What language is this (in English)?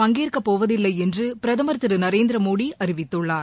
Tamil